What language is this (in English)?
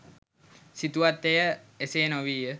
Sinhala